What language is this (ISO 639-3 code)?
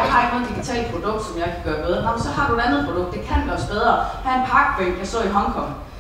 dan